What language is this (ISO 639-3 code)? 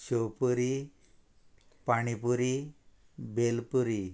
kok